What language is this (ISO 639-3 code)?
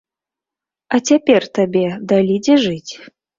bel